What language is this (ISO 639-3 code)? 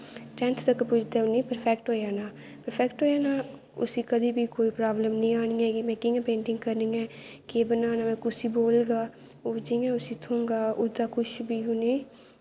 doi